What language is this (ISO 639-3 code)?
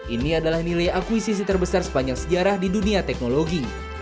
ind